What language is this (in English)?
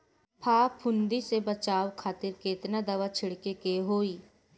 Bhojpuri